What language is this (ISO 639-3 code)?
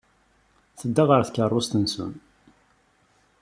kab